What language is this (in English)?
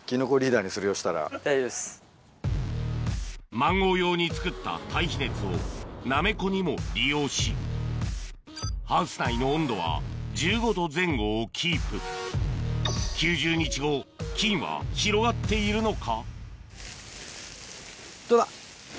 Japanese